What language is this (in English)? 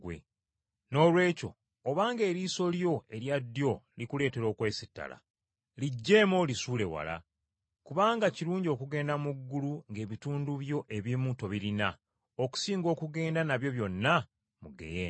Ganda